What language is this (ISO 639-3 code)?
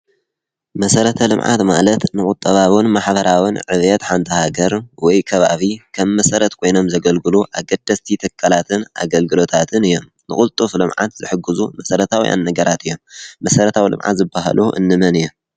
tir